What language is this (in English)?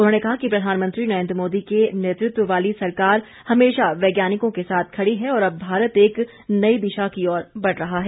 Hindi